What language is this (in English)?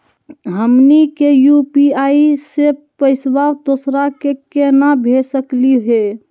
Magahi